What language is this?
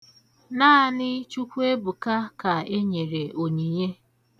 Igbo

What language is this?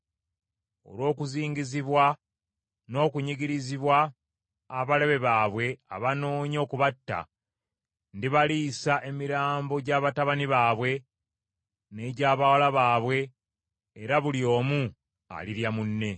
Ganda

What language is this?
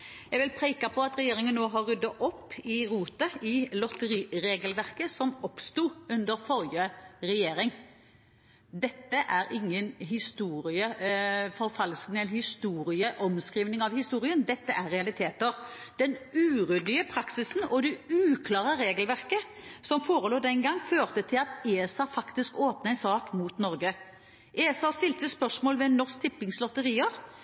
Norwegian Bokmål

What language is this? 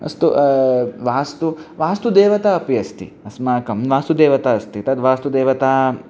Sanskrit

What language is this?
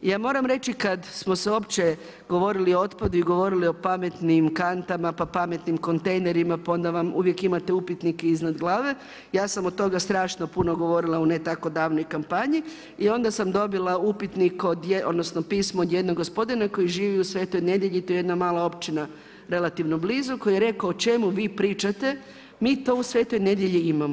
Croatian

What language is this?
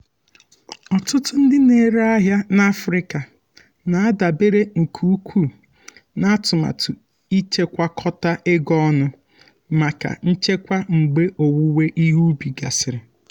Igbo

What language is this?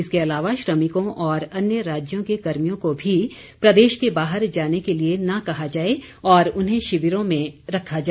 Hindi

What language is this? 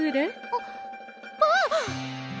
Japanese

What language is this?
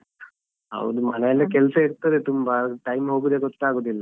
Kannada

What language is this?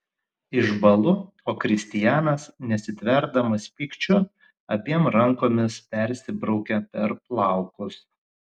Lithuanian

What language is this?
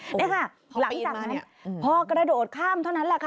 Thai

